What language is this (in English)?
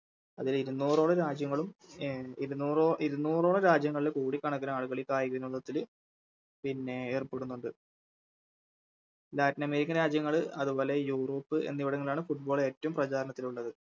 Malayalam